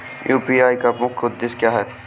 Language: Hindi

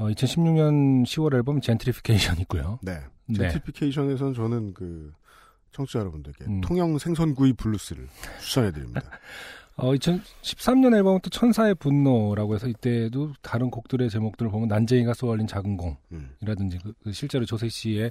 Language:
Korean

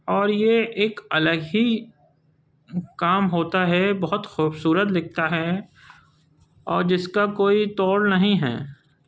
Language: Urdu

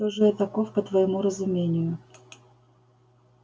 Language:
Russian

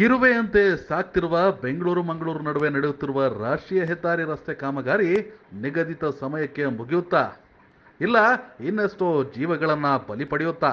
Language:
Romanian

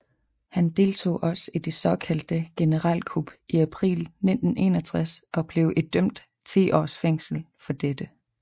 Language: Danish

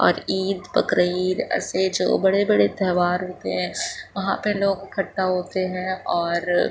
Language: Urdu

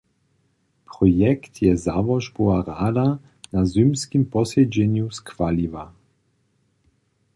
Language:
Upper Sorbian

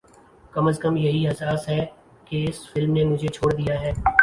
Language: Urdu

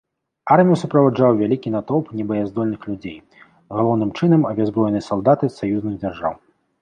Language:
Belarusian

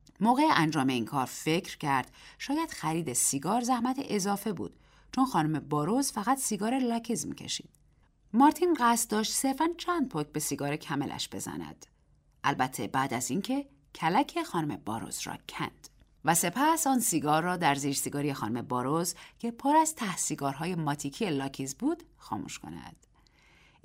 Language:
Persian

